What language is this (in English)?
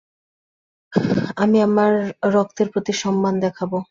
Bangla